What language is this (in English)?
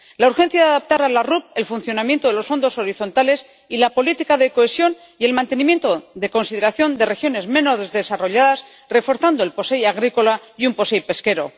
Spanish